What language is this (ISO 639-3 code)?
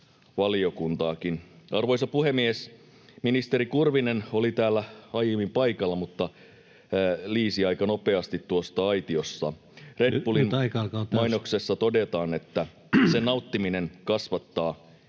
fin